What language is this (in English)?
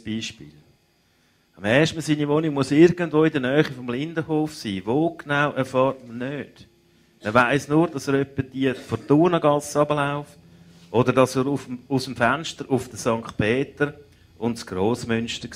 German